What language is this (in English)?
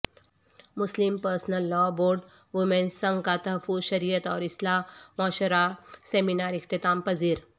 Urdu